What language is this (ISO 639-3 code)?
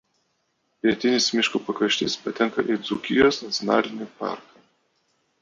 lit